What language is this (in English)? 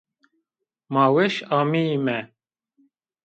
Zaza